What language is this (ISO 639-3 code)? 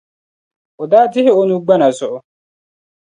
dag